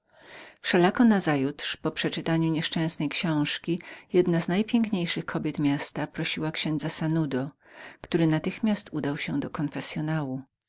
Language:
Polish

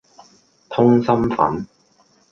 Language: Cantonese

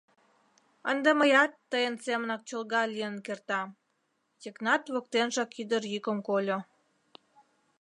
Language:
Mari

